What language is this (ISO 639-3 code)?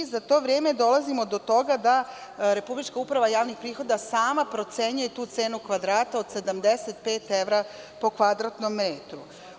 srp